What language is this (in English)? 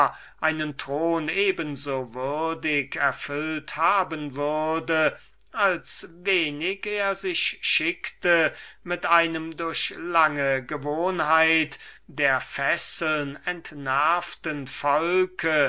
German